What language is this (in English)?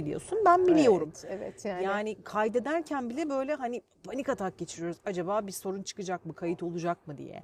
Turkish